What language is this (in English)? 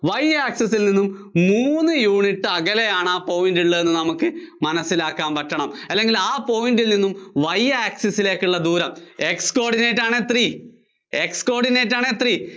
Malayalam